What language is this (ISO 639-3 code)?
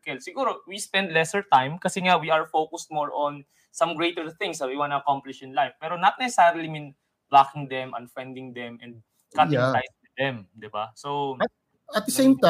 fil